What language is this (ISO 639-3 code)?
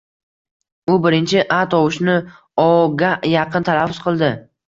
uzb